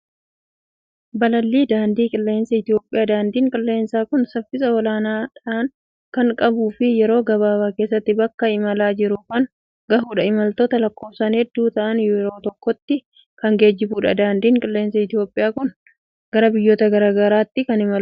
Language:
Oromo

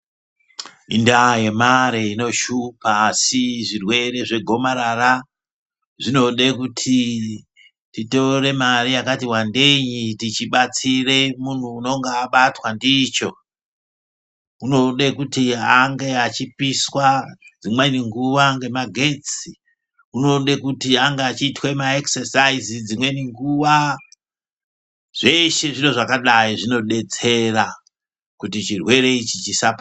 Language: Ndau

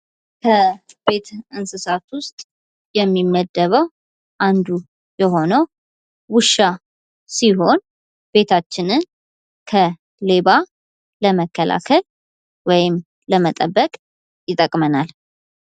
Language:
Amharic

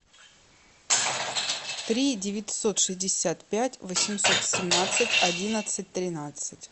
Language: Russian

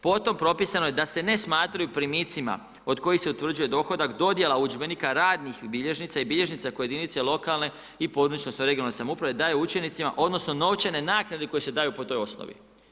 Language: Croatian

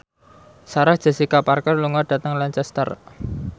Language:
Javanese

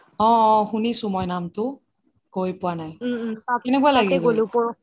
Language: Assamese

